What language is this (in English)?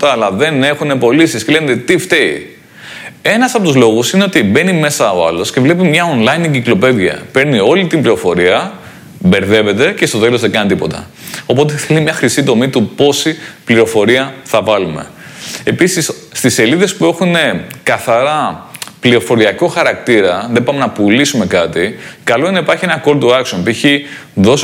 Greek